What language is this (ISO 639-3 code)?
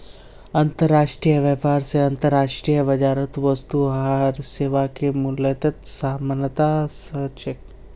mag